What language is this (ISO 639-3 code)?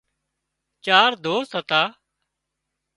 kxp